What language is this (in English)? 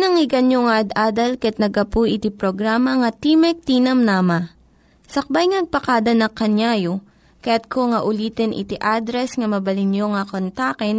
Filipino